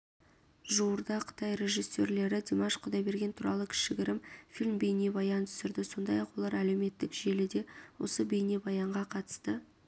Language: Kazakh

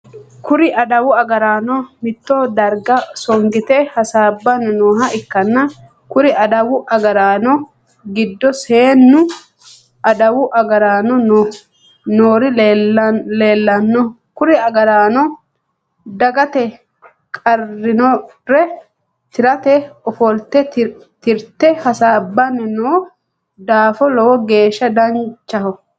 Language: Sidamo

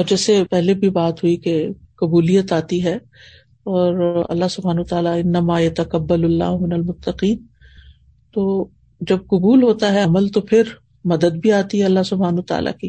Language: Urdu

